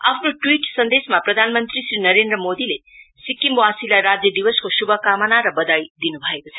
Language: Nepali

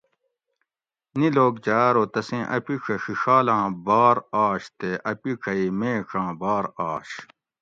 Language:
Gawri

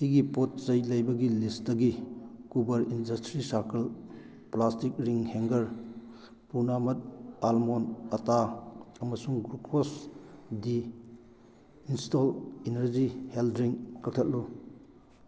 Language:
Manipuri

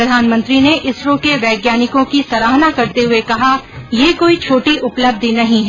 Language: Hindi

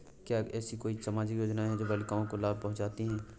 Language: Hindi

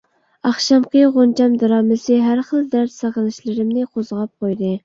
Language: Uyghur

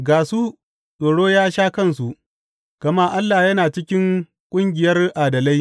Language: Hausa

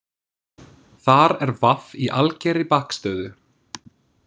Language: Icelandic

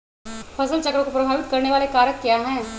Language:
Magahi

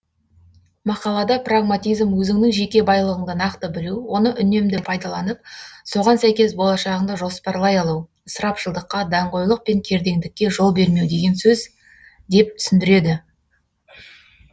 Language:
Kazakh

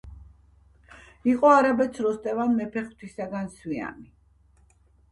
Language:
Georgian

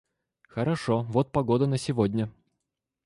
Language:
Russian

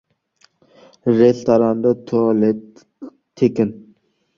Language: Uzbek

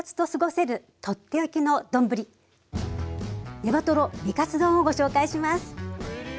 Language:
Japanese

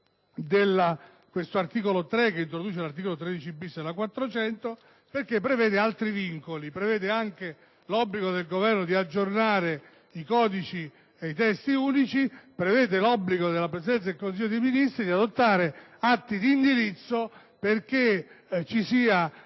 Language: Italian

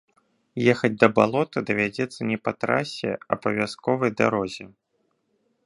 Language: Belarusian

